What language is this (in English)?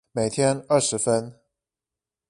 Chinese